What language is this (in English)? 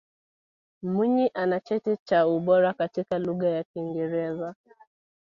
Swahili